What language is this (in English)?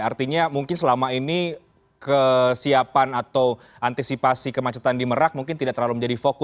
Indonesian